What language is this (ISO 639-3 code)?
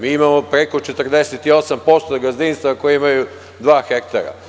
srp